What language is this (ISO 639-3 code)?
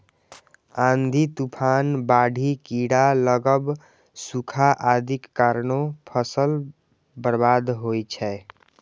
mai